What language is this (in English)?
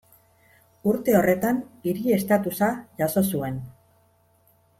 Basque